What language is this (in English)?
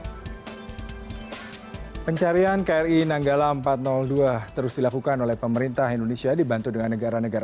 Indonesian